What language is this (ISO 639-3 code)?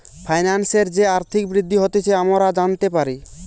ben